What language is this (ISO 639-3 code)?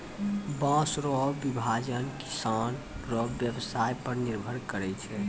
mai